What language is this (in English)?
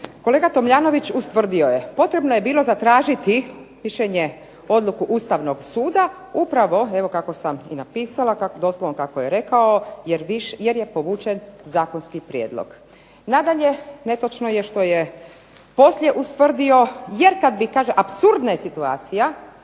Croatian